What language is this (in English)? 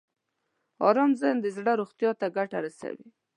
Pashto